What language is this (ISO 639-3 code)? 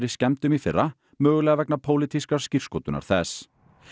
isl